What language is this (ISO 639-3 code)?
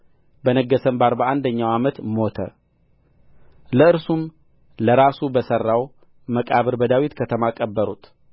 amh